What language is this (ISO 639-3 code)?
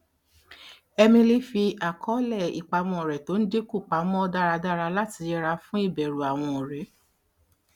yor